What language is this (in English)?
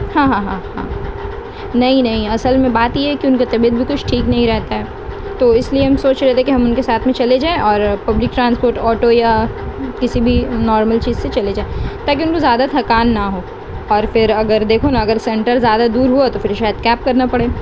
Urdu